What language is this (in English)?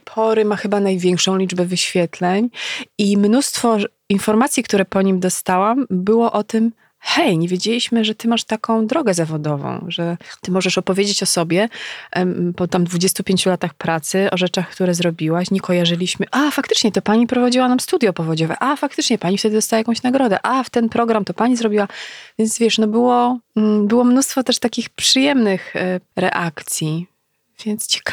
Polish